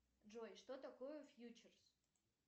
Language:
Russian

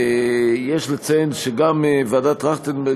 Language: Hebrew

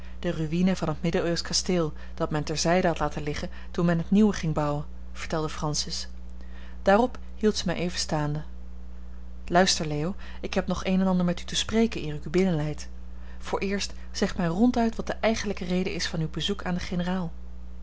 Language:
Dutch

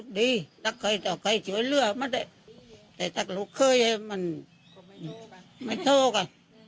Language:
Thai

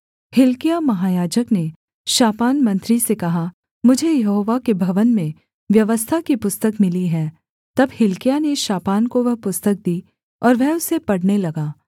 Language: Hindi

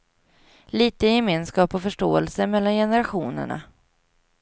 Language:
Swedish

